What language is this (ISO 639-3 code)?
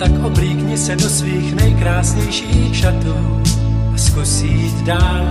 ces